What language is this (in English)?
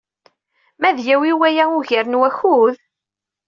Kabyle